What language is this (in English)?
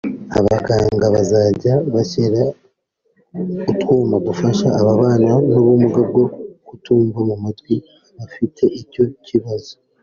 Kinyarwanda